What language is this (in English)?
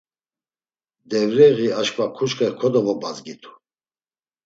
Laz